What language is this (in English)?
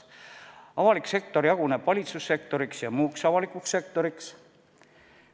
Estonian